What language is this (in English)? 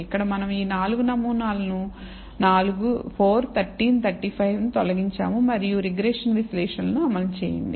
Telugu